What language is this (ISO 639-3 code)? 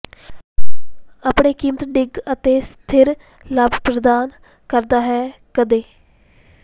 pan